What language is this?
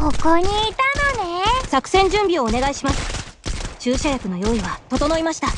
Japanese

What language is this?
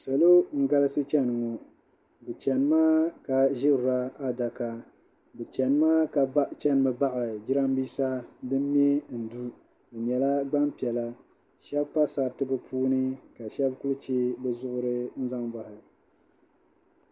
Dagbani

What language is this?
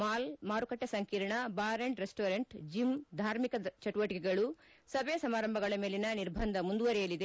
Kannada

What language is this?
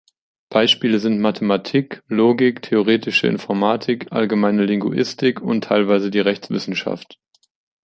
German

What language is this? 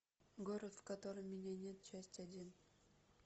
Russian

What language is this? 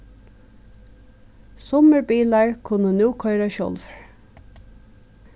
Faroese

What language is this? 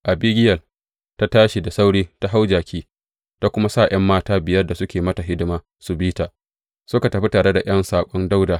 Hausa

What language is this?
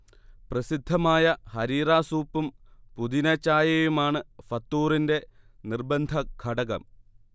Malayalam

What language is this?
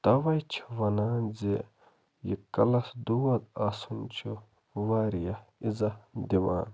Kashmiri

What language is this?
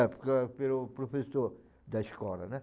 Portuguese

